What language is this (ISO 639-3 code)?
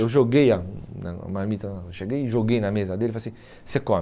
por